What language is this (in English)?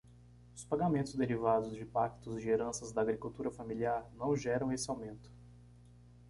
Portuguese